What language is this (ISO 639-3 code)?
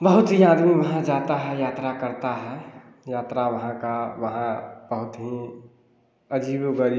hin